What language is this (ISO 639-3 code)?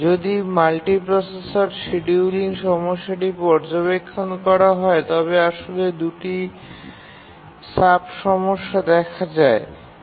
ben